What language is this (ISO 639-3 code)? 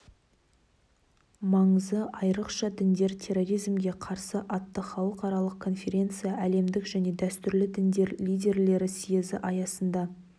kaz